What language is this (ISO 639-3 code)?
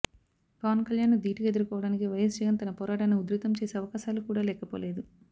tel